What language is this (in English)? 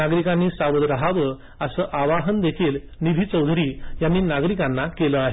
Marathi